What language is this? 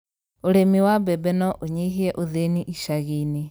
Kikuyu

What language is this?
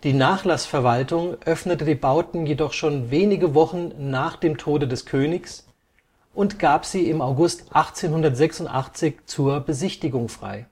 German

